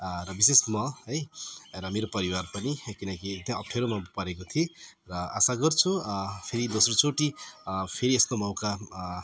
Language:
Nepali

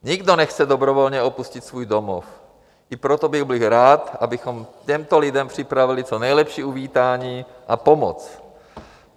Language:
Czech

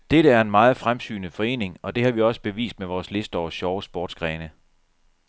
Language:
Danish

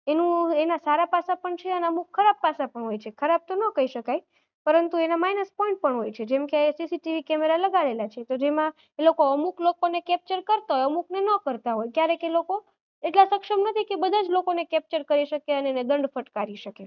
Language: Gujarati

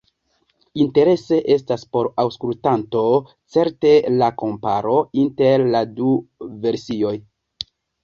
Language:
Esperanto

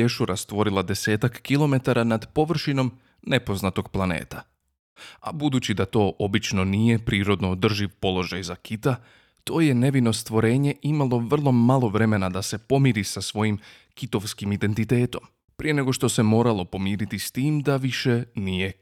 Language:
Croatian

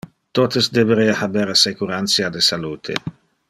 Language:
Interlingua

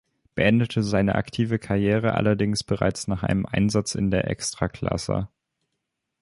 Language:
German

